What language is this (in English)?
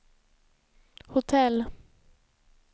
Swedish